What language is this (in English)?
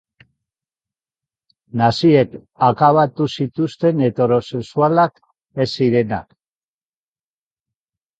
Basque